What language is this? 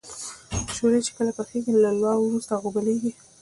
Pashto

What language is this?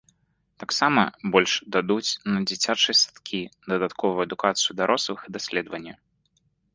Belarusian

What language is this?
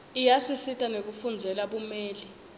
Swati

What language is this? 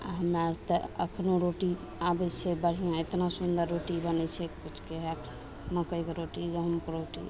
Maithili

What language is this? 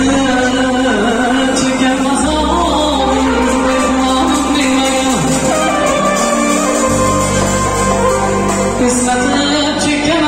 Turkish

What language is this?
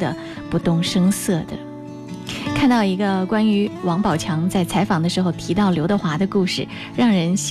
Chinese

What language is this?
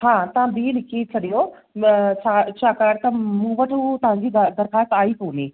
Sindhi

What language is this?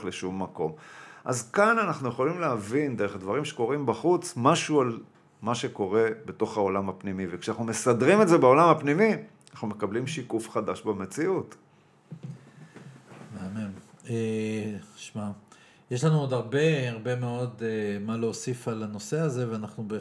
Hebrew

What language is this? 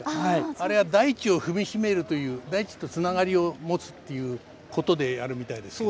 Japanese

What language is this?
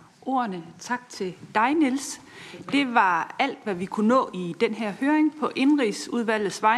Danish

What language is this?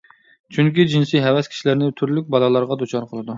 Uyghur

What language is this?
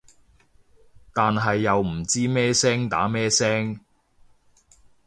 Cantonese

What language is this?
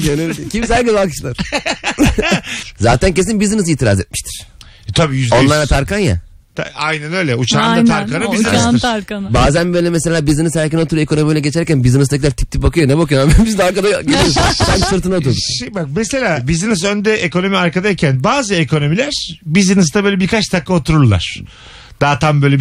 Turkish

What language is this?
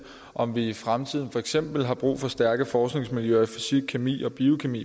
Danish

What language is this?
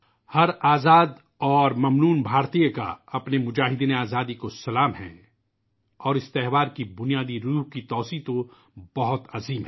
Urdu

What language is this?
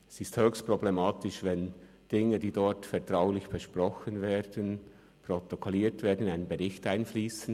Swiss German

